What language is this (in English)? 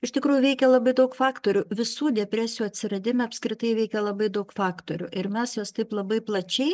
Lithuanian